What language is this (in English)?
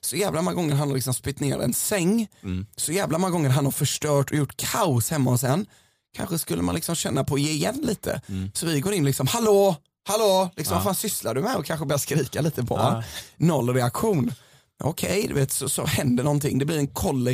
Swedish